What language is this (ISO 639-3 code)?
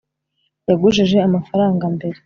kin